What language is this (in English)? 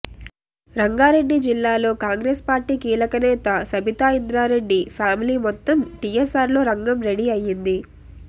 Telugu